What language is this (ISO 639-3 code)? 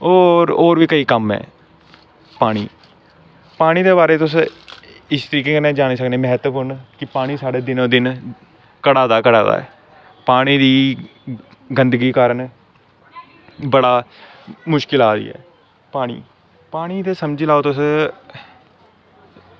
doi